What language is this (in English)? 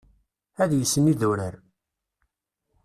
Kabyle